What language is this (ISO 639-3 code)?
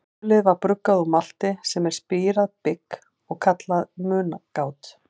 isl